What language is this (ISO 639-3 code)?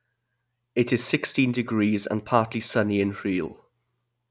eng